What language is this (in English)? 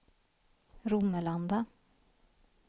Swedish